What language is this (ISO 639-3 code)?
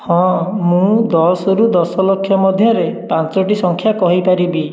ori